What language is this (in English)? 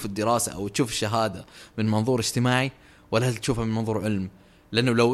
Arabic